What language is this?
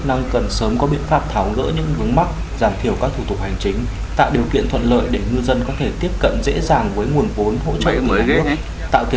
Vietnamese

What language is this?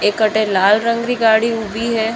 Marwari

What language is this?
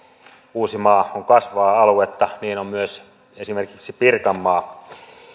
Finnish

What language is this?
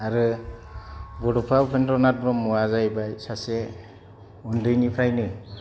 Bodo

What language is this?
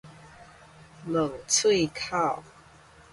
Min Nan Chinese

